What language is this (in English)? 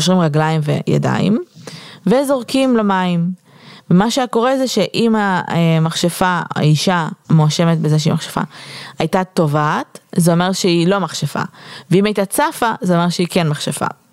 Hebrew